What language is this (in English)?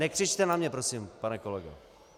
Czech